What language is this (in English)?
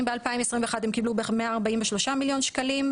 Hebrew